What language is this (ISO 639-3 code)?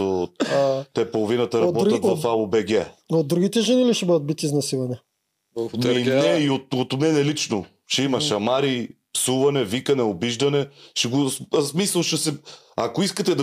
bul